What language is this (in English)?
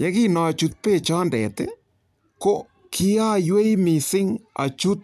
Kalenjin